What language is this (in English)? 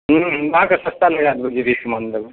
Maithili